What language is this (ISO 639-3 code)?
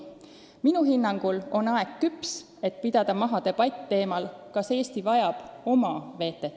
est